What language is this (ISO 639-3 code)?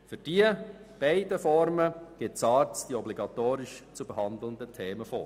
gsw